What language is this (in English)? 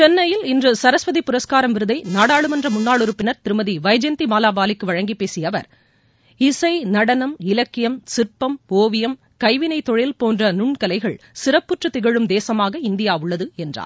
Tamil